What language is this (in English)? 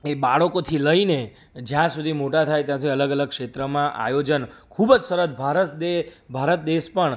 Gujarati